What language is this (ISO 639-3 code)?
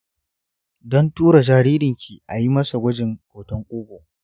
hau